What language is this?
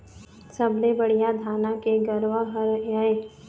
Chhattisgarhi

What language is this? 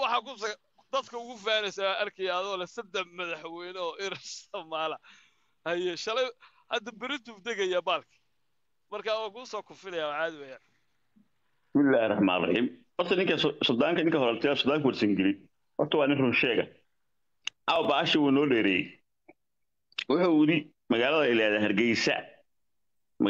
Arabic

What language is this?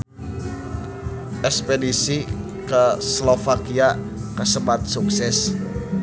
Sundanese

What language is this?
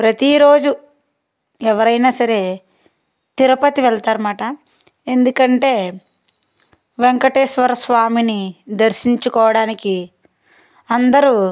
Telugu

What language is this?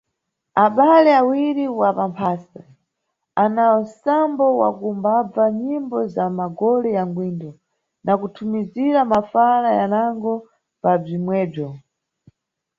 Nyungwe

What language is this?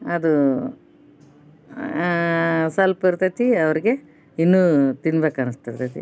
Kannada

